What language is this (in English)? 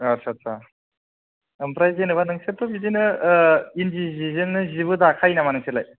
Bodo